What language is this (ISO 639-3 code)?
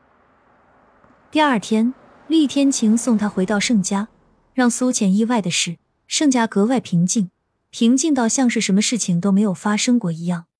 zho